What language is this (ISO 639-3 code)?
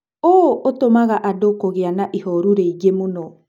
kik